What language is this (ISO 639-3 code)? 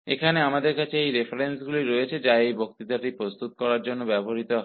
hin